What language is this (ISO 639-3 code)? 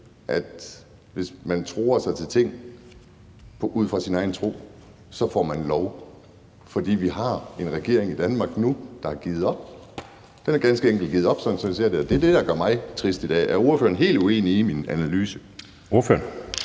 dan